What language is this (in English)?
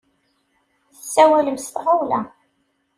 Kabyle